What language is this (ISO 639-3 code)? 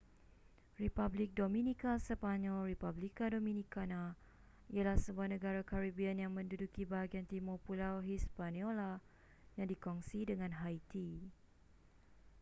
msa